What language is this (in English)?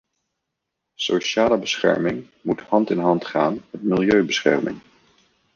Dutch